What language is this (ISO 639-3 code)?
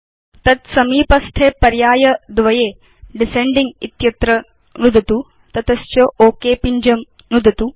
san